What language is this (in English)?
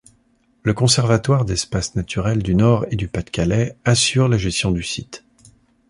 French